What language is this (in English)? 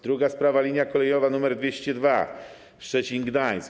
Polish